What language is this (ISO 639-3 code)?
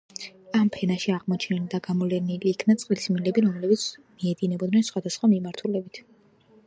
kat